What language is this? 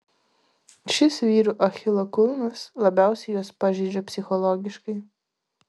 Lithuanian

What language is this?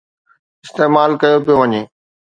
Sindhi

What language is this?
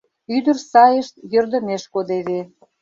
Mari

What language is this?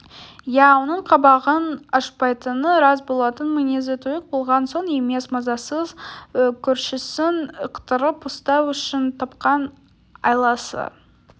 Kazakh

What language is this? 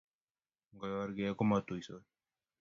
Kalenjin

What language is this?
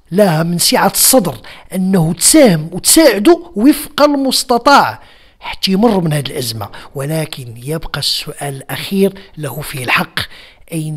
Arabic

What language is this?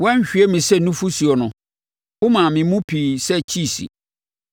Akan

